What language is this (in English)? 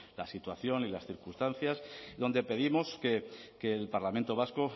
Spanish